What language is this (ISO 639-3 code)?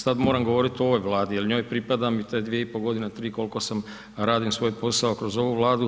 hrv